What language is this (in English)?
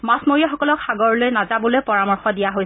Assamese